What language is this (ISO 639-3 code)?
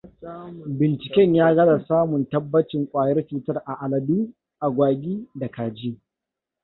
hau